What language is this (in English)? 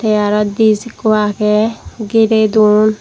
Chakma